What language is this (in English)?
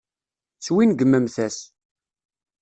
Kabyle